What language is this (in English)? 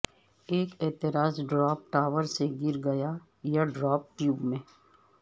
Urdu